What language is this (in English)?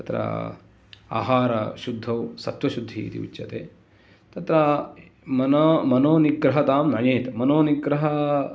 Sanskrit